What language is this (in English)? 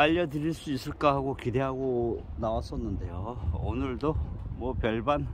Korean